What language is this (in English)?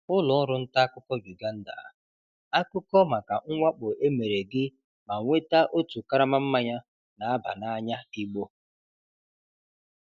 Igbo